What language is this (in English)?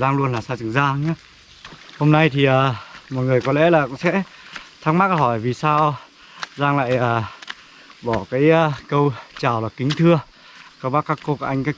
Vietnamese